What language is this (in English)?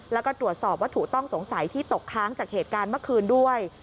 Thai